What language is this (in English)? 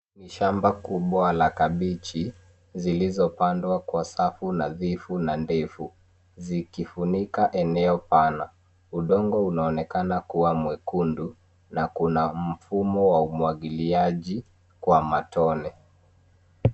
Swahili